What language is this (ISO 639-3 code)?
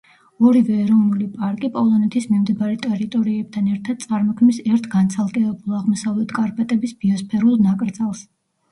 kat